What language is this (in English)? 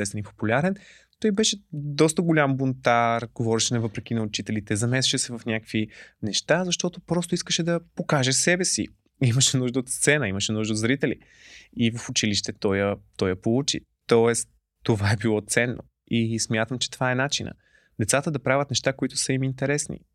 Bulgarian